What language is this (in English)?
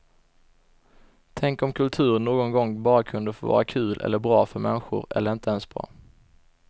Swedish